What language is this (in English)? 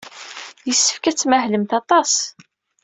Kabyle